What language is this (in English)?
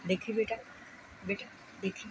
Punjabi